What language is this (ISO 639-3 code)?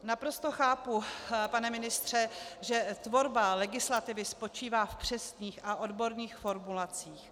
ces